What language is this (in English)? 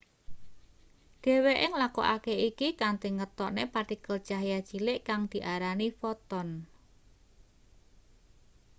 Javanese